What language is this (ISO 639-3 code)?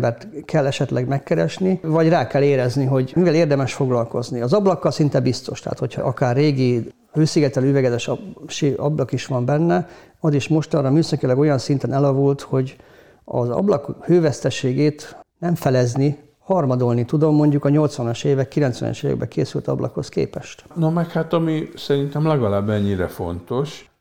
hun